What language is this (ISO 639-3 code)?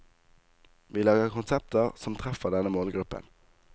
nor